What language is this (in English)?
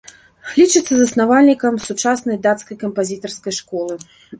Belarusian